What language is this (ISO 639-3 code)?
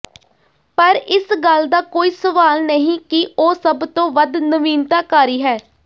pan